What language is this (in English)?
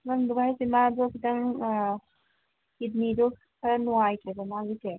Manipuri